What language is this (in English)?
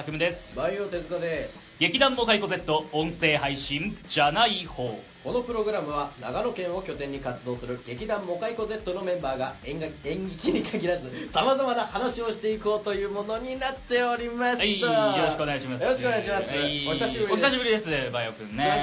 Japanese